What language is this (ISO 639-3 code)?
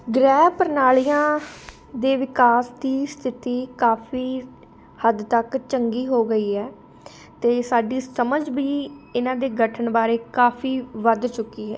pan